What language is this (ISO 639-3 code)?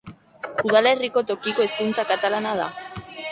eus